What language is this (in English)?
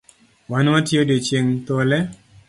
Luo (Kenya and Tanzania)